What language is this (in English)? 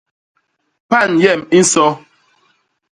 Basaa